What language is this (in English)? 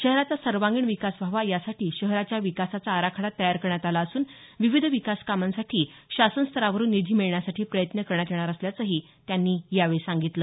Marathi